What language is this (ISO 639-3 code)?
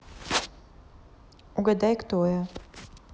rus